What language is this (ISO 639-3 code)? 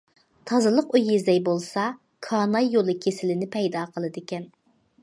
uig